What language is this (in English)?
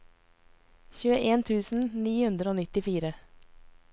Norwegian